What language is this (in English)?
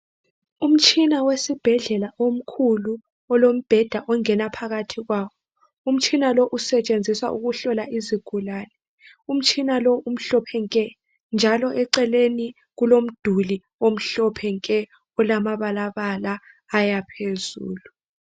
North Ndebele